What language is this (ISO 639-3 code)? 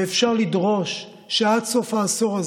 heb